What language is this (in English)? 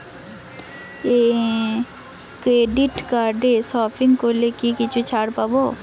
Bangla